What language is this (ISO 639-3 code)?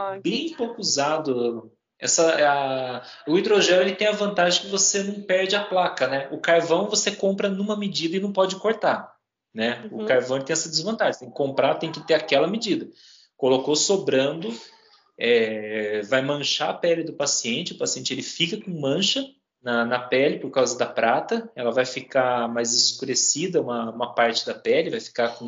por